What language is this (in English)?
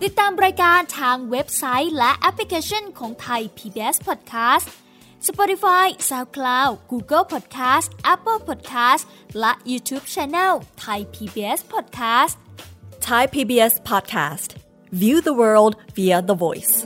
Thai